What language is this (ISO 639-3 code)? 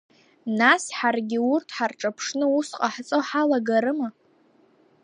abk